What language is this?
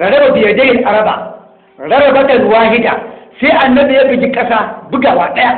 Hausa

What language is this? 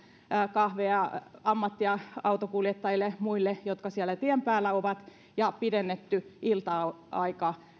Finnish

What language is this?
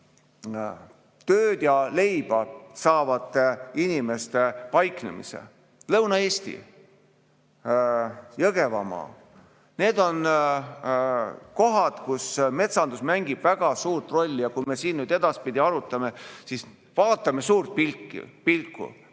Estonian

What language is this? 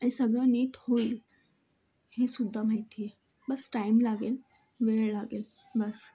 Marathi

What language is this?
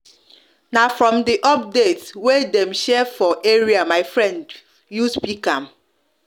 Nigerian Pidgin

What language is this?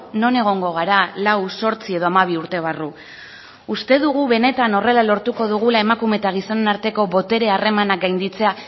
Basque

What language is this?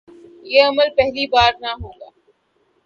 Urdu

